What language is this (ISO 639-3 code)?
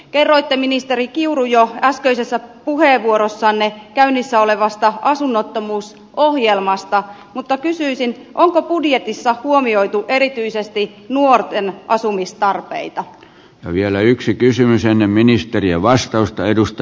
fin